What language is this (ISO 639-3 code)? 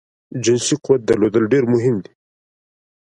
pus